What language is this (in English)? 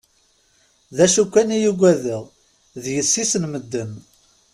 Kabyle